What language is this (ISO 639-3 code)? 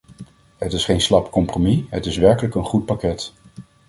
nld